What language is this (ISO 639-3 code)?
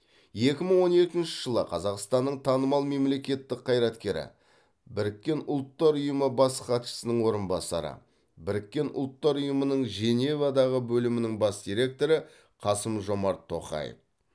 kaz